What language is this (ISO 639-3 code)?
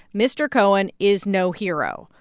eng